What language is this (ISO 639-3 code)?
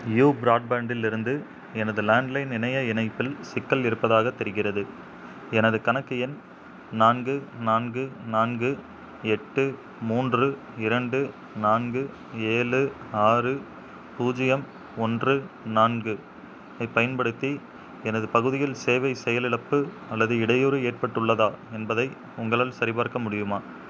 tam